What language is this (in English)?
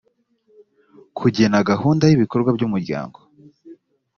Kinyarwanda